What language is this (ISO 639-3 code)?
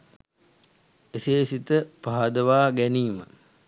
sin